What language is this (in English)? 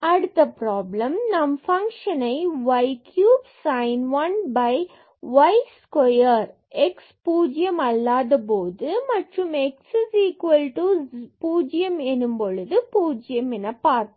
Tamil